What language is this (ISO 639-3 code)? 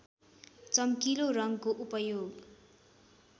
nep